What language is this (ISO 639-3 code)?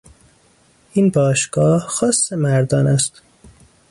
fas